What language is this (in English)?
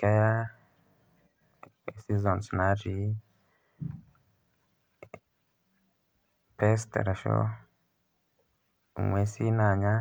Masai